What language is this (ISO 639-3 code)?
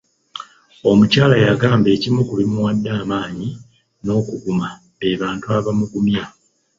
lug